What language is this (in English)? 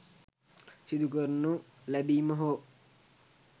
Sinhala